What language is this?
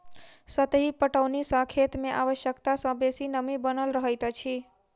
Maithili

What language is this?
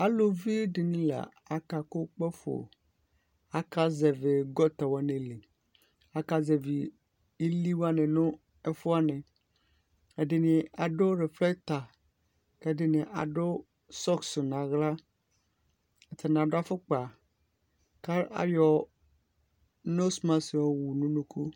Ikposo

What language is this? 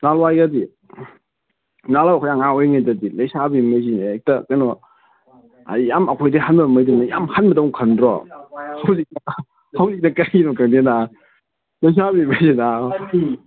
Manipuri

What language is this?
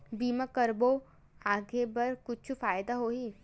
Chhattisgarhi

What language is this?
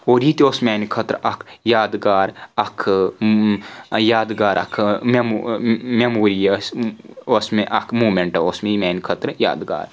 Kashmiri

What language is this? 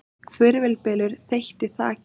Icelandic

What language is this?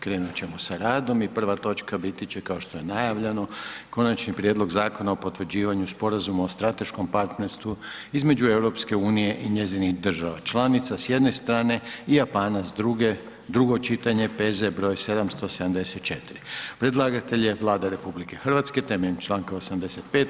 Croatian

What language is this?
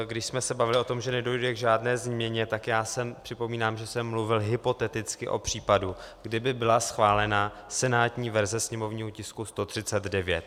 Czech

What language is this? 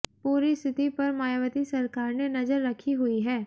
Hindi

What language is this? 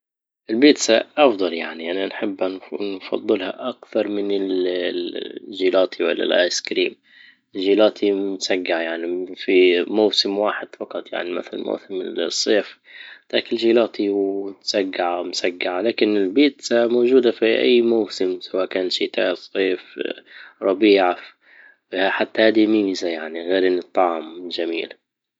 Libyan Arabic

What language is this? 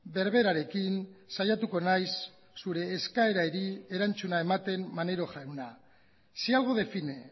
Basque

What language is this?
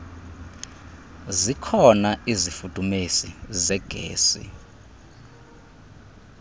Xhosa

